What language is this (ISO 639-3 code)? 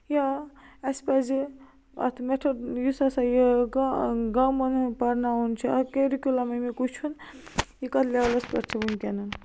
kas